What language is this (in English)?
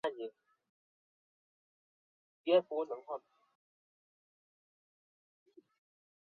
Chinese